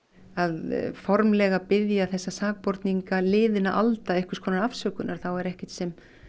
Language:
Icelandic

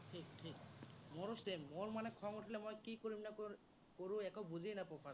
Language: Assamese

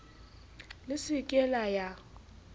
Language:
Southern Sotho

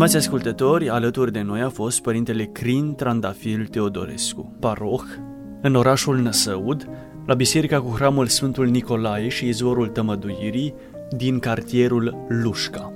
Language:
Romanian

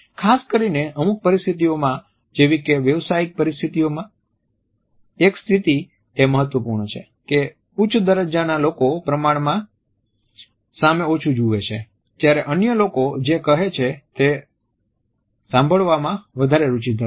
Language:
Gujarati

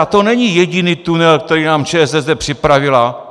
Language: Czech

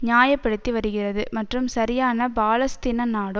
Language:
Tamil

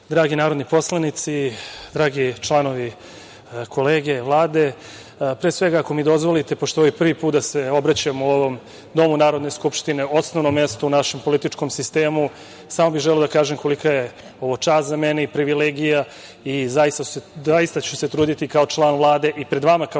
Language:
Serbian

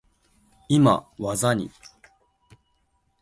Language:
Japanese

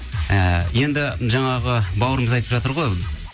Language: Kazakh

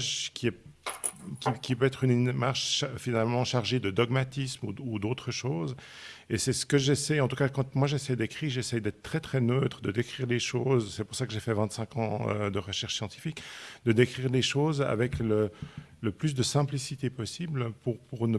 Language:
French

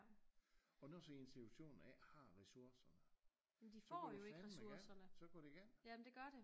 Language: Danish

